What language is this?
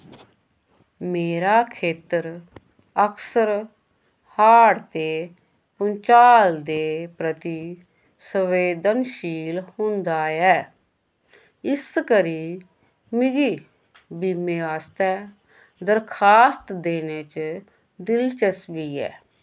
Dogri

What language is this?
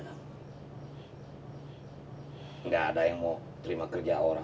Indonesian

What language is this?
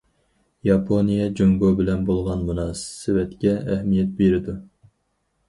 Uyghur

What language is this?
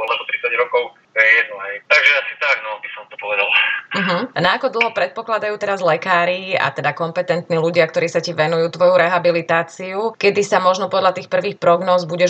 Slovak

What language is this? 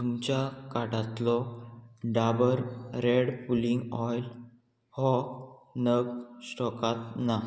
Konkani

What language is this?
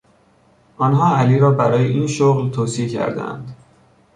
Persian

